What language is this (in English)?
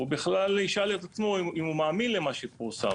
Hebrew